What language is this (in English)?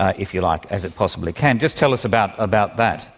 English